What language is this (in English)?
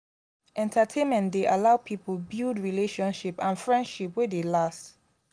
Nigerian Pidgin